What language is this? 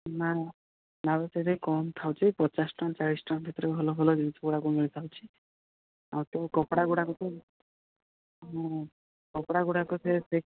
Odia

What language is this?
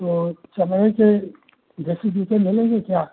Hindi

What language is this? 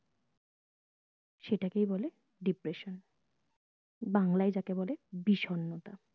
Bangla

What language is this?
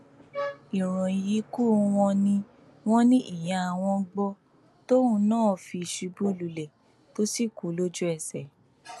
Yoruba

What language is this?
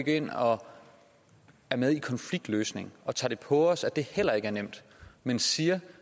Danish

